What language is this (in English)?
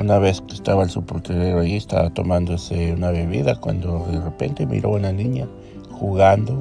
Spanish